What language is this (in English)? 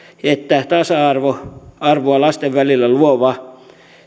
Finnish